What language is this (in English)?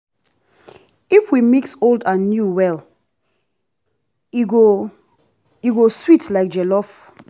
Nigerian Pidgin